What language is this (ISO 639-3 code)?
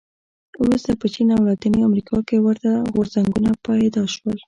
pus